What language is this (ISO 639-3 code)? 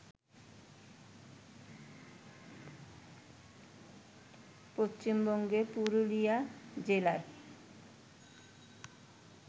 ben